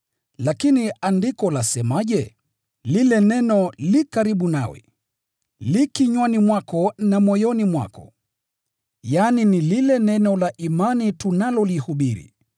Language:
Swahili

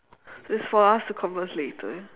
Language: English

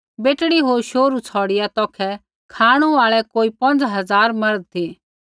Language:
Kullu Pahari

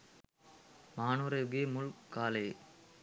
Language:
Sinhala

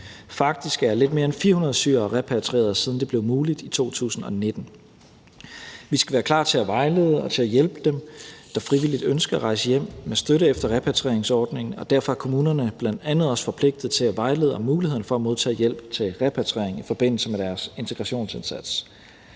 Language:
Danish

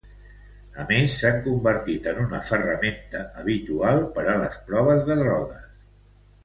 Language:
Catalan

